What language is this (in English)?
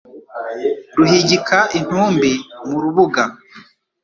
Kinyarwanda